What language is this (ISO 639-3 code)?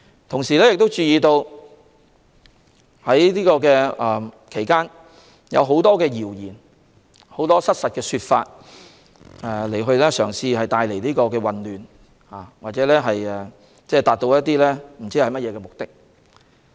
yue